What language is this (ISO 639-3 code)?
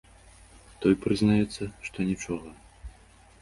bel